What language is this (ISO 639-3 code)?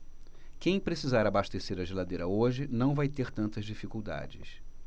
por